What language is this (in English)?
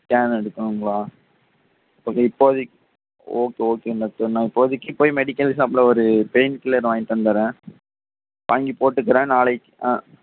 Tamil